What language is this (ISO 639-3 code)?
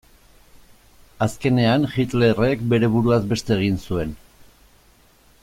eus